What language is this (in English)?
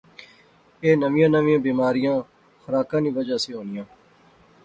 Pahari-Potwari